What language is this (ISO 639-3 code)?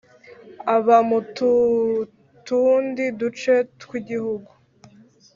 kin